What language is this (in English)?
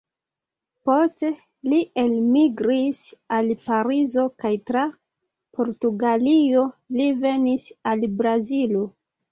Esperanto